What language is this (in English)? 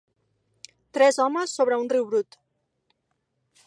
Catalan